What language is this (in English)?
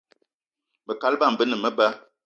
Eton (Cameroon)